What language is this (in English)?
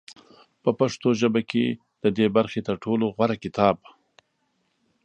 Pashto